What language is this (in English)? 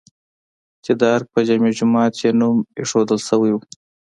Pashto